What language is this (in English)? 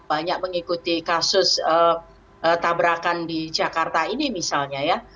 Indonesian